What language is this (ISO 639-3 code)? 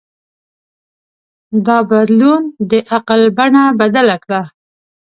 pus